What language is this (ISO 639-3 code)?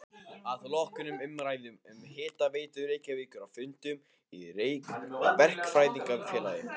isl